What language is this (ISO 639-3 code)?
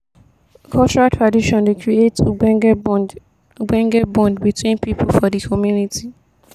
pcm